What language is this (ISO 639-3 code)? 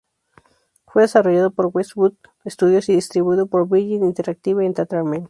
spa